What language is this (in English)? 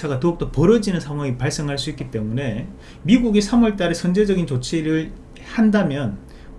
Korean